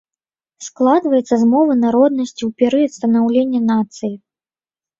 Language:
Belarusian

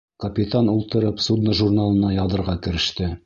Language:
Bashkir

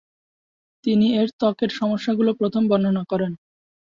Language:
Bangla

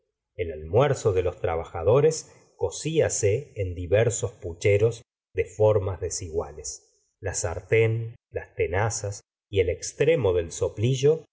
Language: Spanish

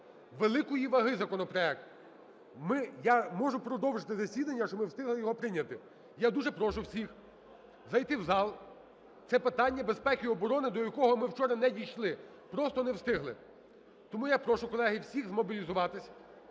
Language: Ukrainian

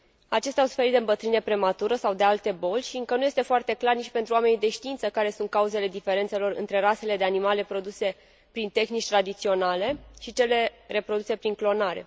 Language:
Romanian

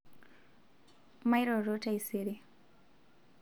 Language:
Masai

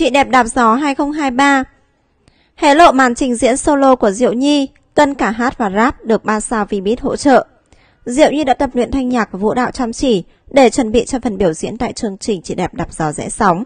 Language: Vietnamese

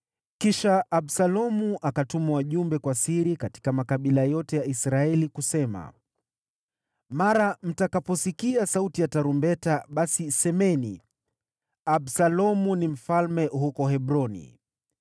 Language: Swahili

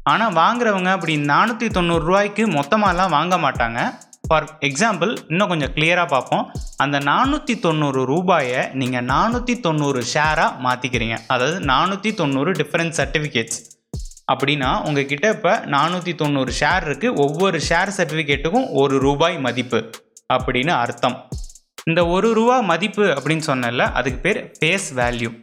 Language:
Tamil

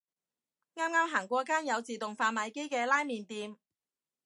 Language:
Cantonese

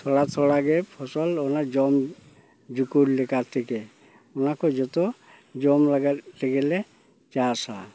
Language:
Santali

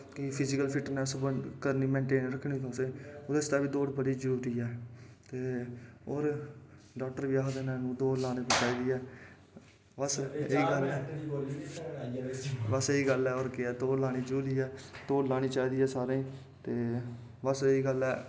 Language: Dogri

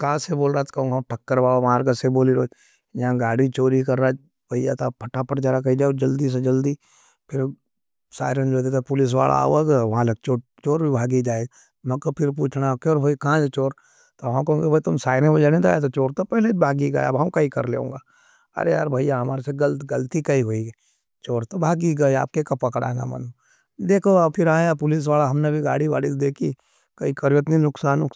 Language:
Nimadi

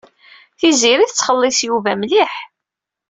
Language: Kabyle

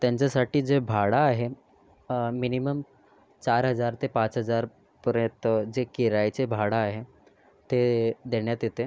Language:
Marathi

